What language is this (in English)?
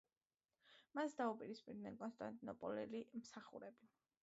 Georgian